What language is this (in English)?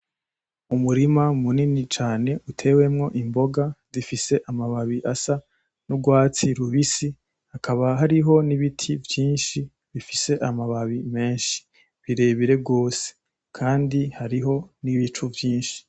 Rundi